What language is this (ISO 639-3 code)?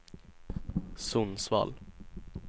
swe